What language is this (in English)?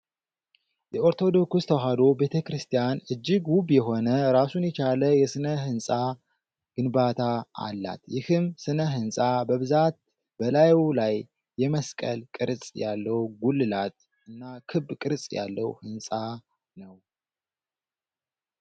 Amharic